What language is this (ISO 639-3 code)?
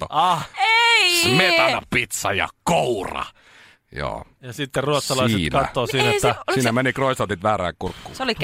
fin